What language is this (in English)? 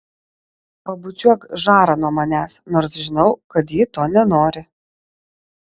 Lithuanian